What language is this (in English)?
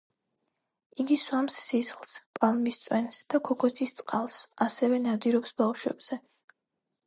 Georgian